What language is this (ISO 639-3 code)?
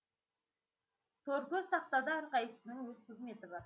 kaz